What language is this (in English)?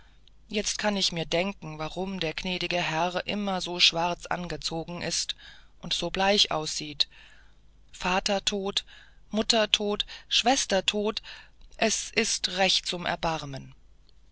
German